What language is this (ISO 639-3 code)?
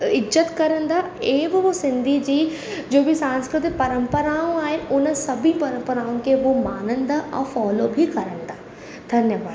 snd